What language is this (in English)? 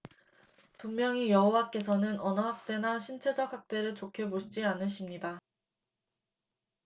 Korean